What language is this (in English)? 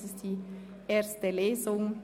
Swiss German